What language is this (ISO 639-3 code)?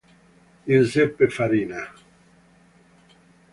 ita